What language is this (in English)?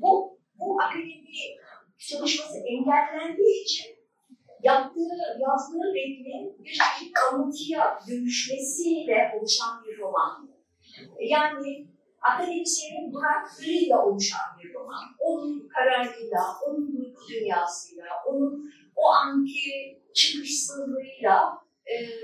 Turkish